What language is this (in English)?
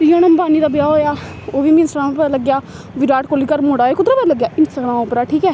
Dogri